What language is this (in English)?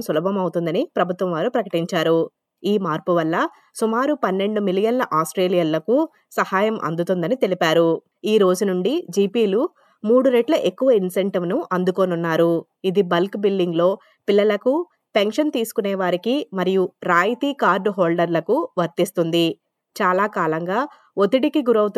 Telugu